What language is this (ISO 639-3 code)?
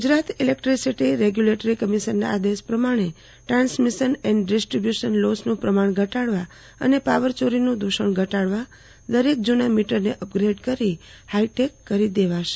guj